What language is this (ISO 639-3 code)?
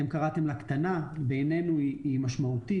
heb